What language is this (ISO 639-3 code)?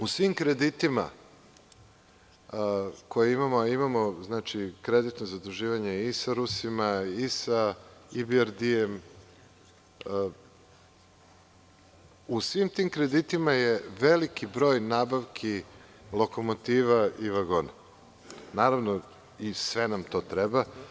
srp